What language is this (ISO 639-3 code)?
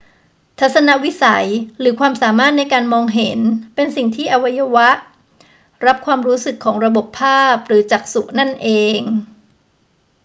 tha